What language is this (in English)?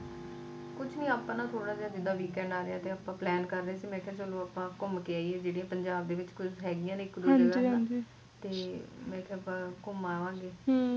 Punjabi